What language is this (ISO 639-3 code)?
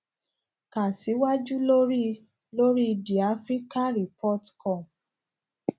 yor